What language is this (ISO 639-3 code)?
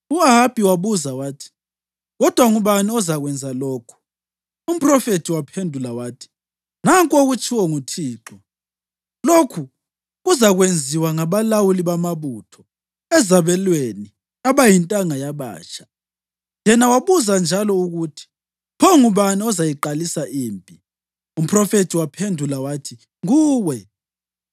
nde